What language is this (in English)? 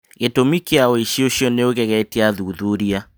Kikuyu